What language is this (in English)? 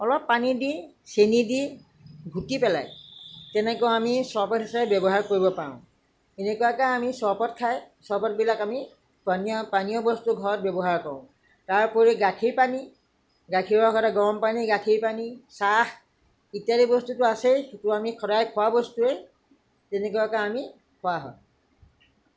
Assamese